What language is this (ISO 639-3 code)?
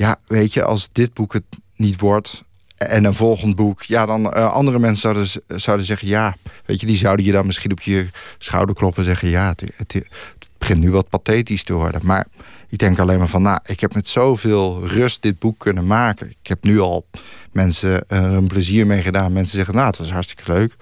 nld